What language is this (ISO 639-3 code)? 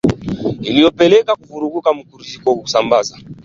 swa